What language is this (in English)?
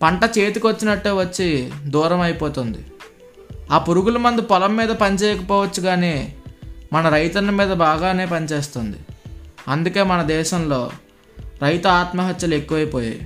Telugu